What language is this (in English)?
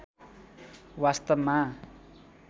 Nepali